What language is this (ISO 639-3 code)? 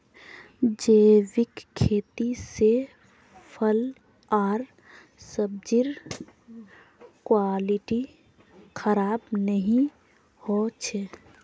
mag